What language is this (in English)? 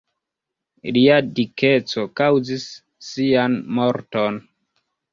Esperanto